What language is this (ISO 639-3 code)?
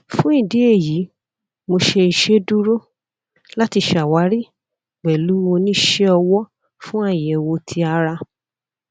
yor